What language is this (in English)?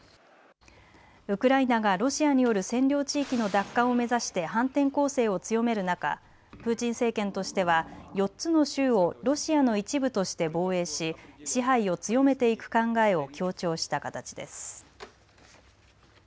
Japanese